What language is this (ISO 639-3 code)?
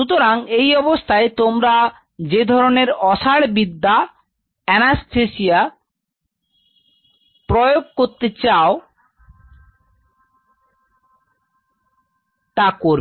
ben